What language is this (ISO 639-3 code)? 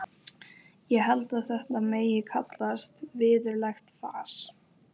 isl